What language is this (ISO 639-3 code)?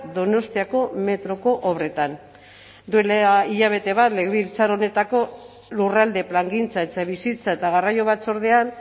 eus